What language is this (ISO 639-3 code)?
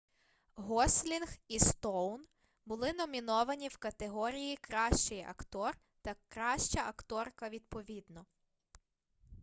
ukr